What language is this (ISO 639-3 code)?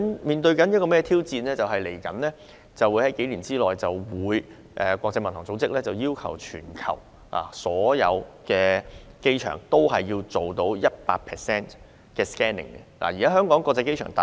yue